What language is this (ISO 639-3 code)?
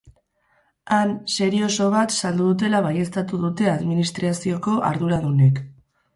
eus